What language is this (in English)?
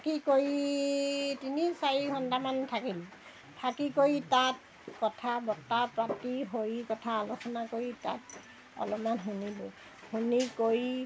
Assamese